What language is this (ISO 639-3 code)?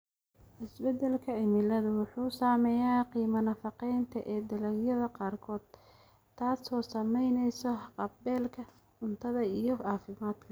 som